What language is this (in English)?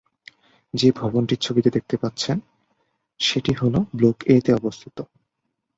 Bangla